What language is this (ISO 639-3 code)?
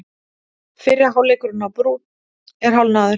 isl